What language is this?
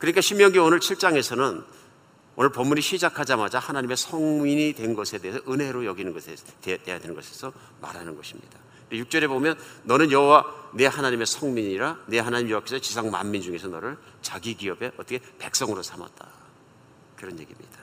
Korean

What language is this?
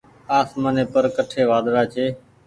Goaria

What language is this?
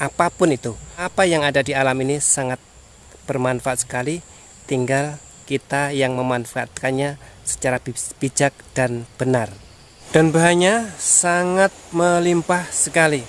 Indonesian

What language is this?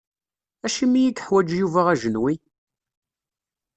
Kabyle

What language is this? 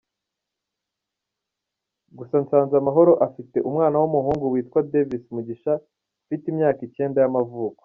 Kinyarwanda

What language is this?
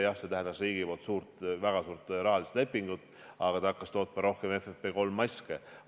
Estonian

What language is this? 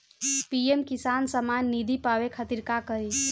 Bhojpuri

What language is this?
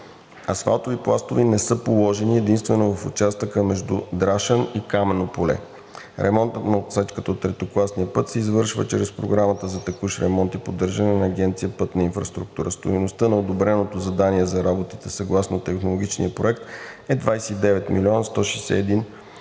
Bulgarian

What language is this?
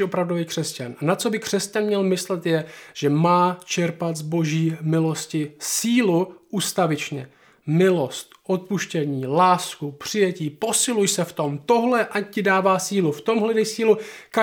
Czech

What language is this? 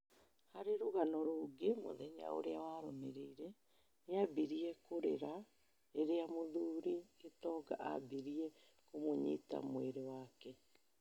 Kikuyu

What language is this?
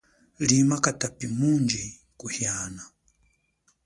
Chokwe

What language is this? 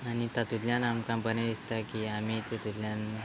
Konkani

